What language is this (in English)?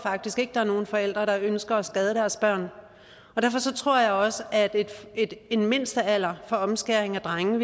Danish